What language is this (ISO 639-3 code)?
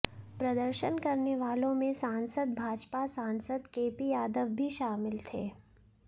hin